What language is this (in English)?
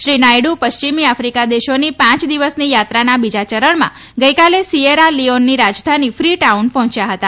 Gujarati